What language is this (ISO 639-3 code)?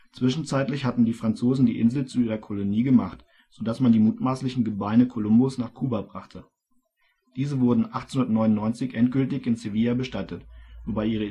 deu